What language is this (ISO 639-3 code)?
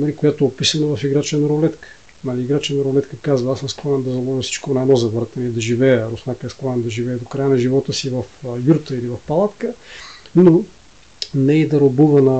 bul